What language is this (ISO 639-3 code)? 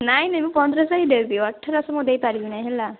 ori